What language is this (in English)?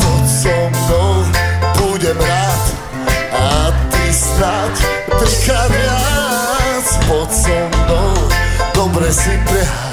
Slovak